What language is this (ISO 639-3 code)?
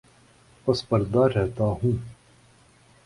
urd